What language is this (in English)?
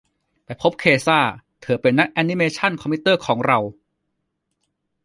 Thai